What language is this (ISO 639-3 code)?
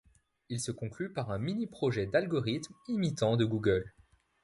fra